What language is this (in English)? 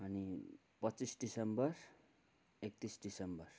Nepali